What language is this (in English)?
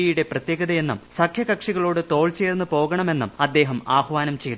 Malayalam